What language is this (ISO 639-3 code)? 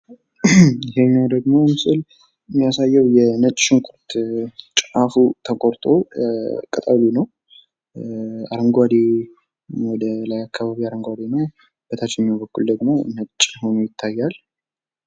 amh